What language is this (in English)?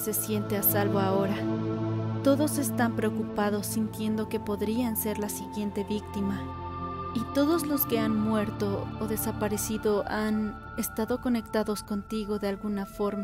Spanish